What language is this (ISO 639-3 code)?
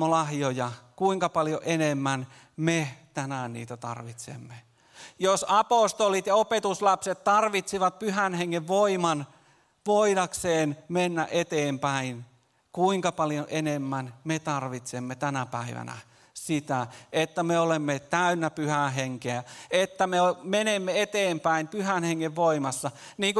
fin